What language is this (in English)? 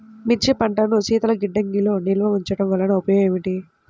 Telugu